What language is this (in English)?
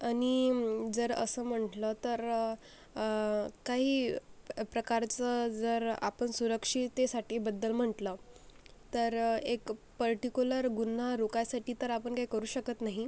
Marathi